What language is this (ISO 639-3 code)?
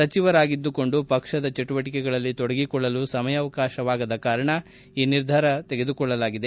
kan